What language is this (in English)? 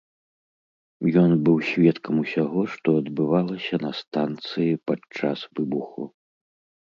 Belarusian